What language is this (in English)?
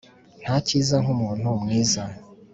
Kinyarwanda